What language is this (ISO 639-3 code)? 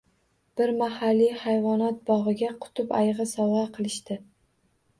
uzb